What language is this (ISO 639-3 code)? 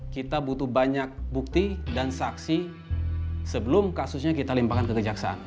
ind